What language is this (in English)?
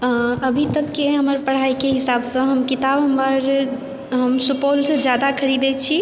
Maithili